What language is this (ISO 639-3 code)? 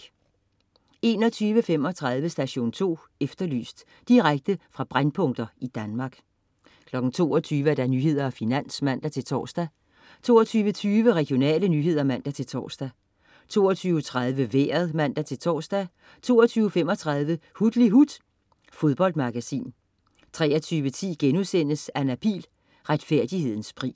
dan